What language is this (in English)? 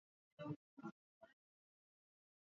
Swahili